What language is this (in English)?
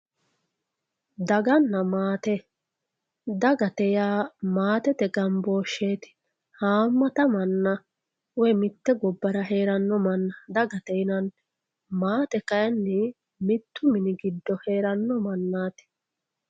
Sidamo